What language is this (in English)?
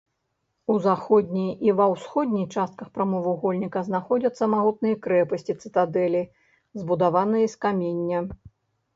Belarusian